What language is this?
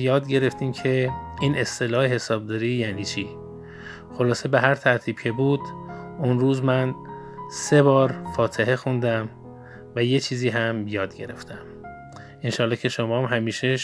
Persian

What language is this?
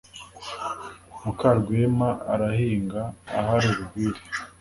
Kinyarwanda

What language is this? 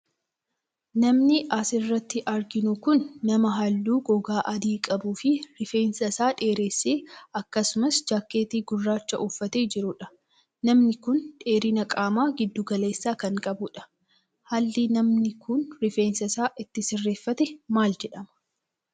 Oromo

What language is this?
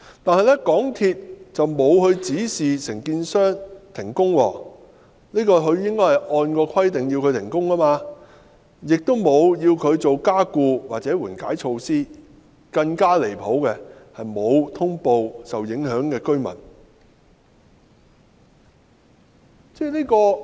Cantonese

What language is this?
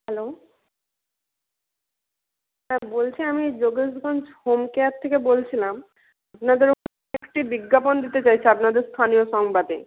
Bangla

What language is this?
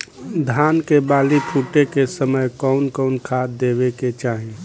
Bhojpuri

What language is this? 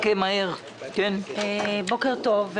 Hebrew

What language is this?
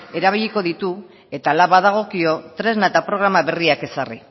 Basque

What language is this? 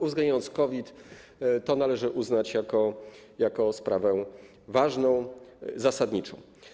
Polish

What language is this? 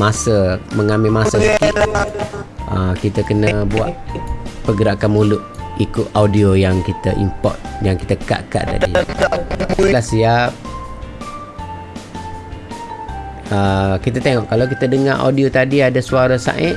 Malay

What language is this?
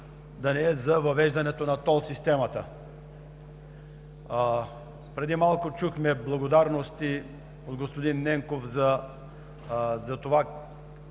Bulgarian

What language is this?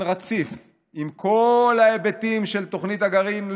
Hebrew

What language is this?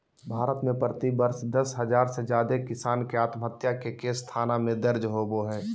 Magahi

